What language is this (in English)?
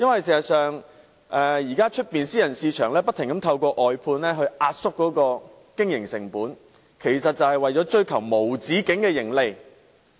Cantonese